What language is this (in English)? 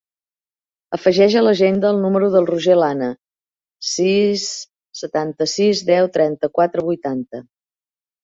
Catalan